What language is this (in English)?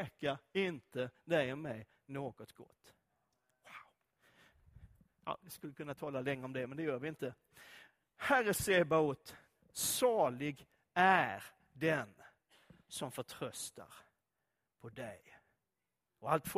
Swedish